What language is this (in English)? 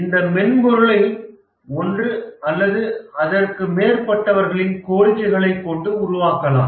Tamil